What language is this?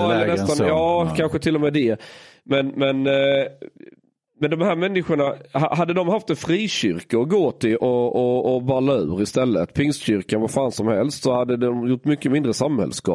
Swedish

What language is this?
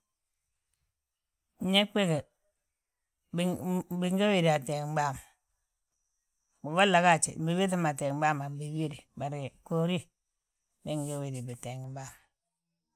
Balanta-Ganja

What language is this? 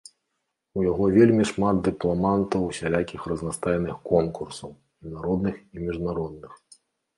Belarusian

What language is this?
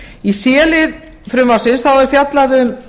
Icelandic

